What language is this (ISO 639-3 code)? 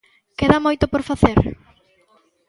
glg